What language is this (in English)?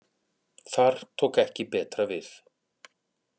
Icelandic